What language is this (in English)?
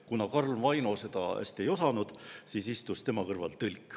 Estonian